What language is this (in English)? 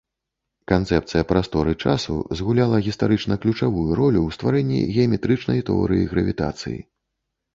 Belarusian